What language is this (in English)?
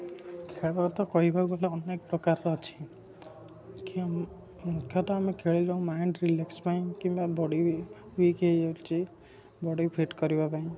Odia